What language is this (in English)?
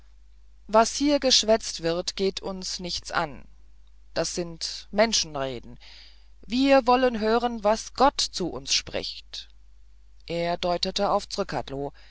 German